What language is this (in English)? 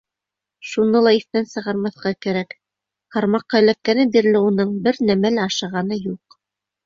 Bashkir